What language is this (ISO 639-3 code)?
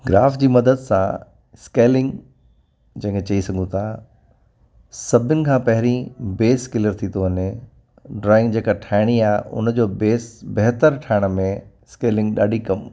snd